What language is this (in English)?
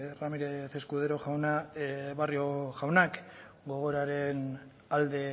Basque